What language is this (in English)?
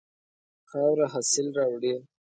Pashto